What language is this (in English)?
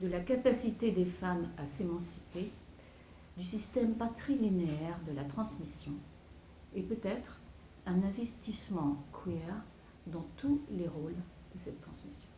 French